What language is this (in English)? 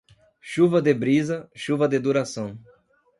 Portuguese